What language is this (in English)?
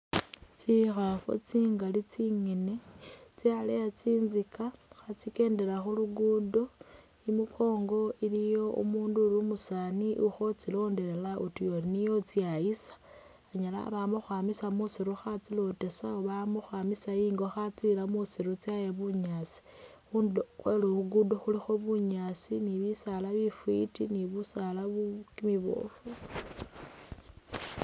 Masaaba